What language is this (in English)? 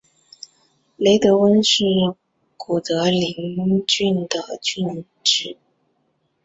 Chinese